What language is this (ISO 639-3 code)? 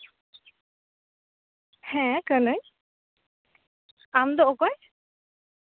sat